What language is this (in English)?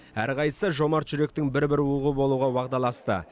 Kazakh